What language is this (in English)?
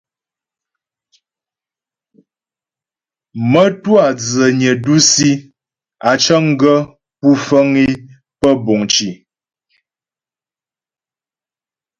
Ghomala